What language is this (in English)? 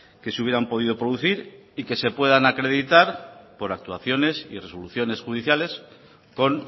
Spanish